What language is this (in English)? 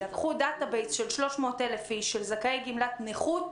Hebrew